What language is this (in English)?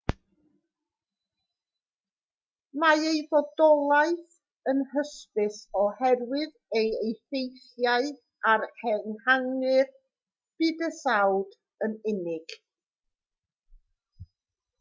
Welsh